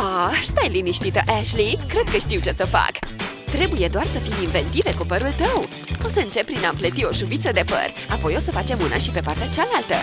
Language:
Romanian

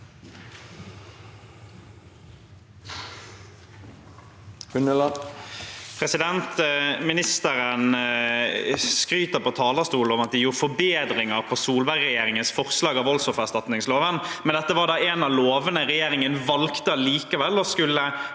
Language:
Norwegian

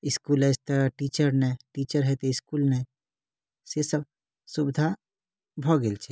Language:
Maithili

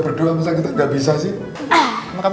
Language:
Indonesian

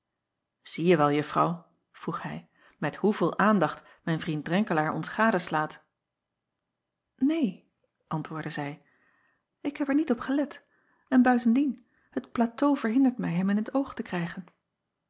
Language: Dutch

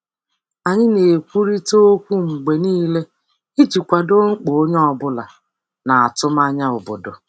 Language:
Igbo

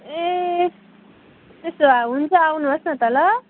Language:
Nepali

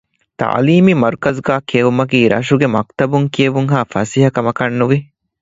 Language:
Divehi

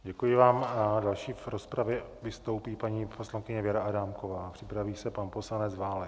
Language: Czech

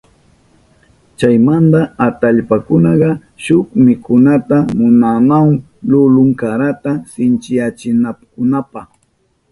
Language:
Southern Pastaza Quechua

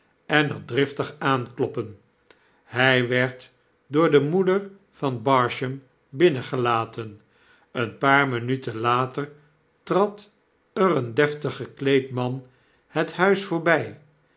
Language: Dutch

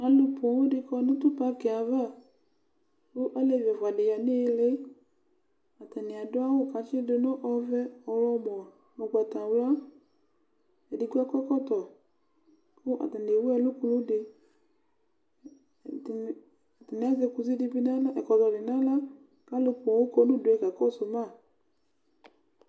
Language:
Ikposo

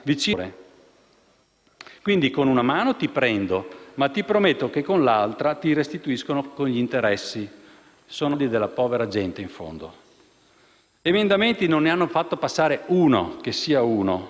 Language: Italian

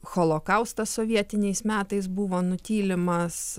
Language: Lithuanian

